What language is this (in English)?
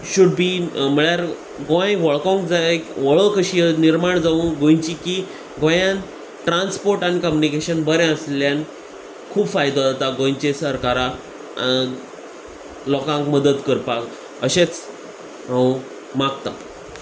Konkani